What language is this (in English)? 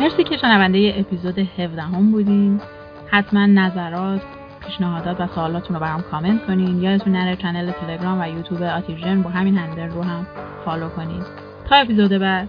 Persian